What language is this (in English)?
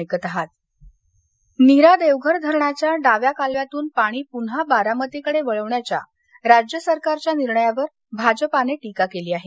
Marathi